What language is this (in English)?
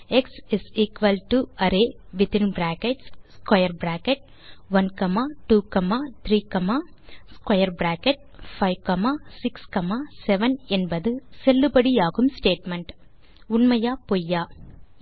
Tamil